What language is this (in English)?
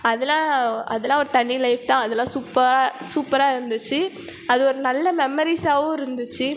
Tamil